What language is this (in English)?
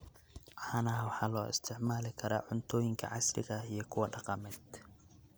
Somali